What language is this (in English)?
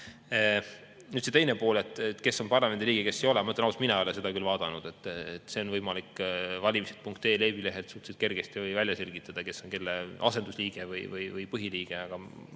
Estonian